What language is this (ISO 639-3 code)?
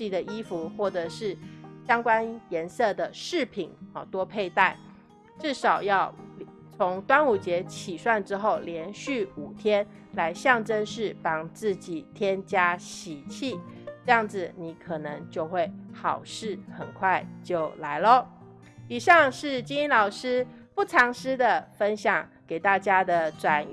zho